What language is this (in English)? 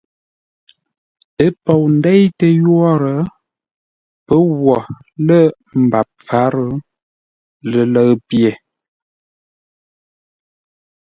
Ngombale